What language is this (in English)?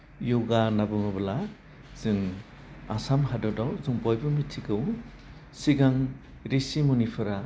Bodo